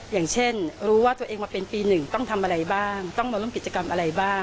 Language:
Thai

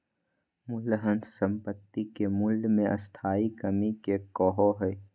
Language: Magahi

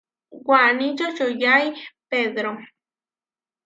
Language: Huarijio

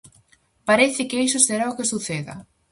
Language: Galician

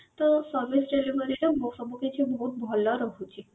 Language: Odia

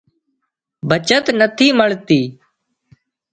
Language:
Wadiyara Koli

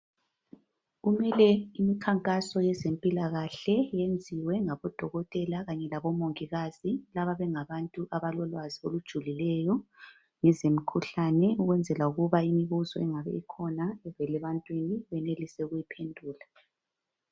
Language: North Ndebele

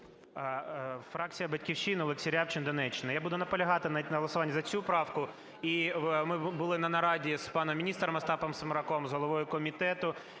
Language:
Ukrainian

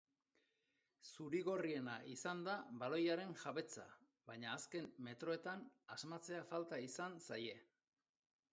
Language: Basque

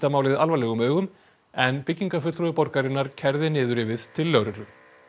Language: Icelandic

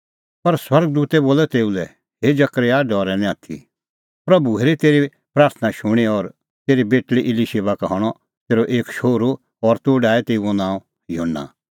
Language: Kullu Pahari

